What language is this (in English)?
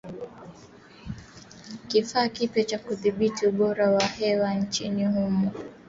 Swahili